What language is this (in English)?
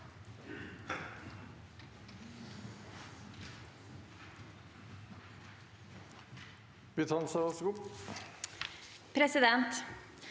Norwegian